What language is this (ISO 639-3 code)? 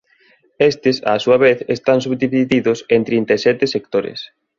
glg